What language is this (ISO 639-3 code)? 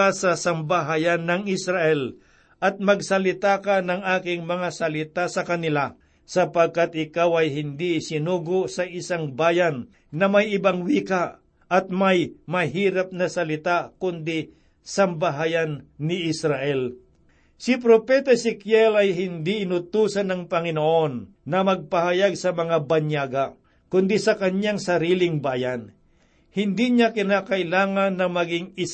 fil